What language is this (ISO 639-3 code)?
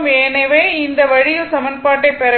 tam